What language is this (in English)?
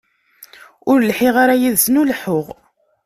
Kabyle